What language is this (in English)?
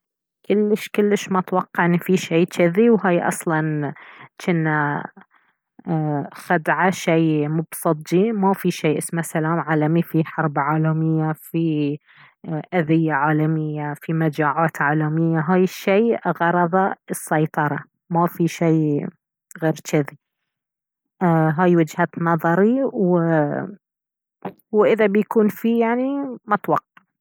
Baharna Arabic